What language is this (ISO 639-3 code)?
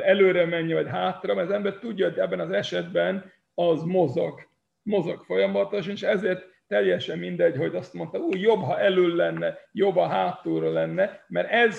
hun